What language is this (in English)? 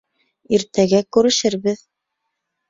Bashkir